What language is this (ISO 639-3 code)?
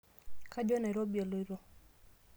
mas